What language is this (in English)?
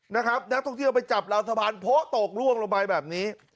Thai